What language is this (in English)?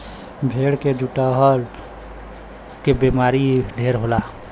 Bhojpuri